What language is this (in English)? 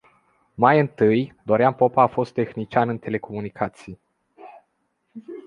Romanian